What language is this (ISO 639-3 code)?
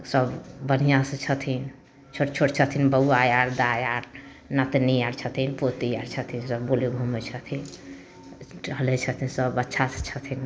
mai